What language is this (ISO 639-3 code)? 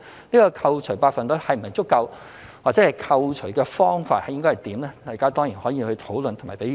yue